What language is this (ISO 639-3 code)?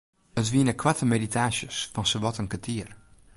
fry